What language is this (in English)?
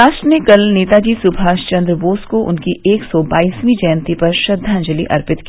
Hindi